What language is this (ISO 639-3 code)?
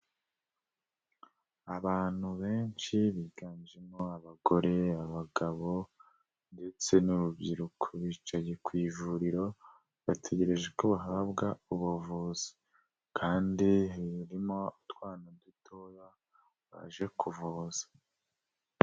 kin